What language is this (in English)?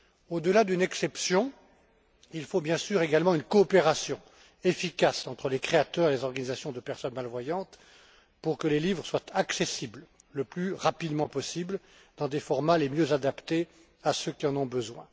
French